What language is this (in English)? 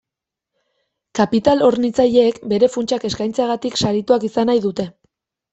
Basque